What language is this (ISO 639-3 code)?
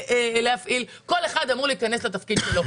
heb